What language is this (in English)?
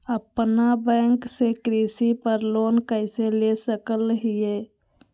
Magahi